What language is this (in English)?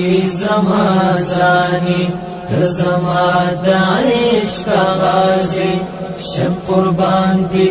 Arabic